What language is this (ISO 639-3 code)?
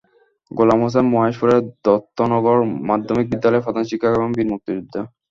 ben